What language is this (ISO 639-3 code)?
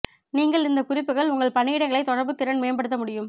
tam